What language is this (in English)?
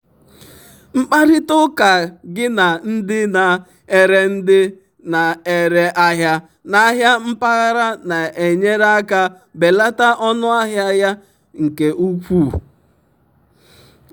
Igbo